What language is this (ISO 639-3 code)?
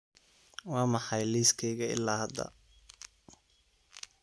som